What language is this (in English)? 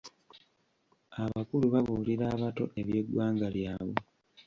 Ganda